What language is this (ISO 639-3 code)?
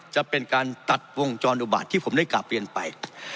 tha